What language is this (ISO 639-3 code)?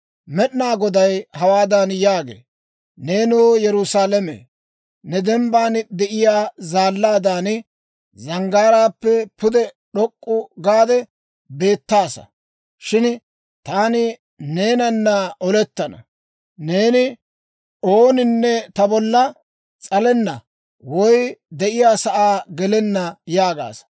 dwr